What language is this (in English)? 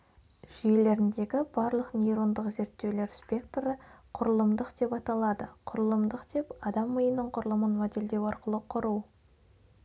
Kazakh